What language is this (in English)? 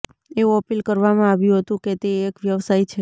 Gujarati